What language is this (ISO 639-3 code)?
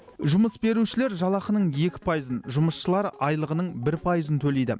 kaz